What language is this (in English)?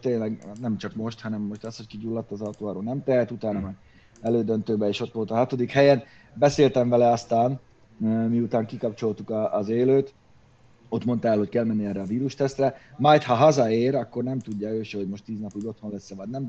Hungarian